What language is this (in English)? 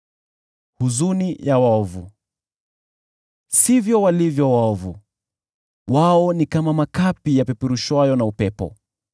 Swahili